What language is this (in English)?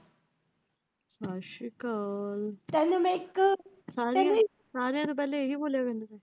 Punjabi